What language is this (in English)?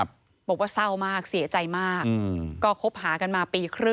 Thai